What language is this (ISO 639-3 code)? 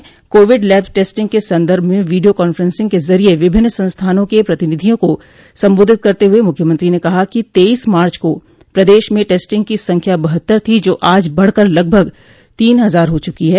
hin